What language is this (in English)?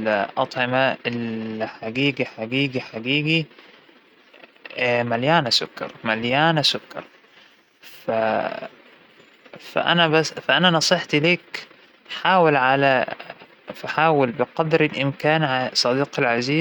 Hijazi Arabic